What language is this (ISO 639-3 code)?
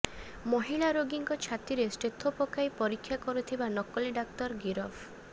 ori